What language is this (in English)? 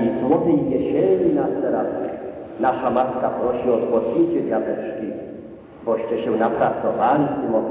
Polish